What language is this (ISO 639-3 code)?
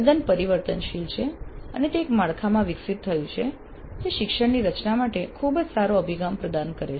guj